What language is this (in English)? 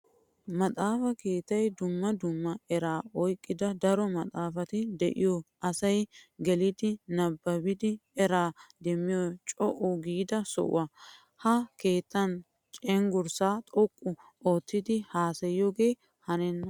Wolaytta